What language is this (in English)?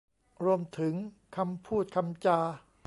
Thai